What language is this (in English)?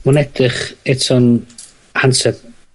Welsh